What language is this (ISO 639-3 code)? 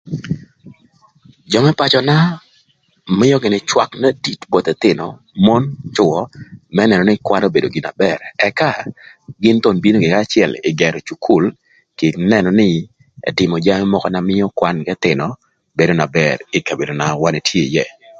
lth